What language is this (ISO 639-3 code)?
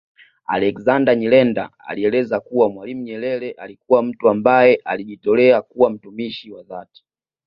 swa